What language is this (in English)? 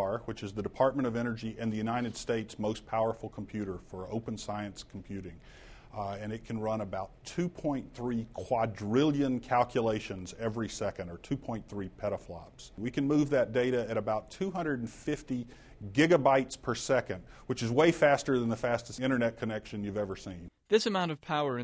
English